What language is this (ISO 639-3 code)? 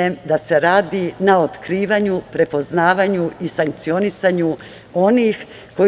srp